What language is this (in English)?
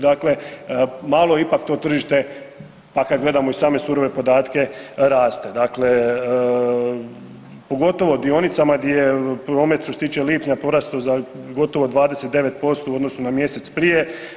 Croatian